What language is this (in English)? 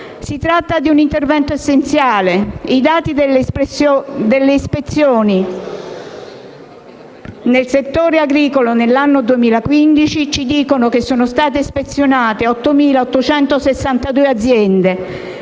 Italian